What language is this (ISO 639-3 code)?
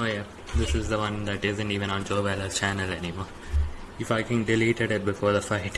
eng